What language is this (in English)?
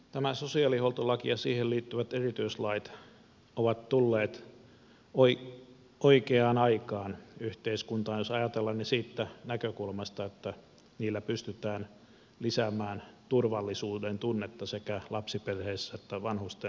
Finnish